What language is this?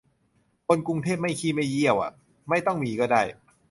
Thai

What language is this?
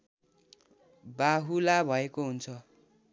Nepali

